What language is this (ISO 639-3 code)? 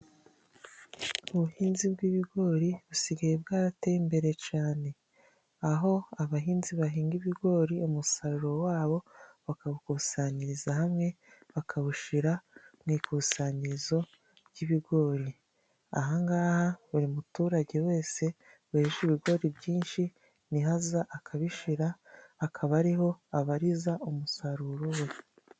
kin